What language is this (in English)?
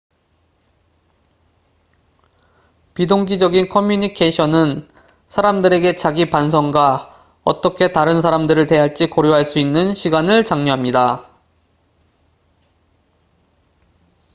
Korean